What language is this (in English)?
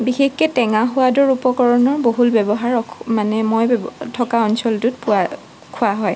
Assamese